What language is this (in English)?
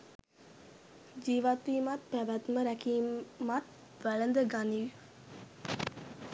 Sinhala